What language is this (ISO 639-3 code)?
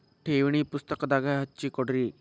kan